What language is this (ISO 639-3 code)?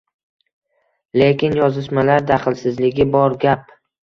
uzb